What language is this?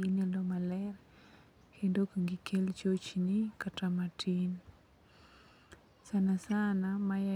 Luo (Kenya and Tanzania)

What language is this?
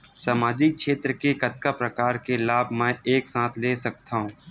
Chhattisgarhi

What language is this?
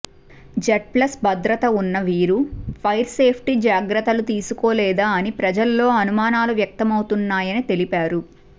Telugu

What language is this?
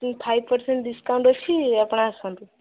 Odia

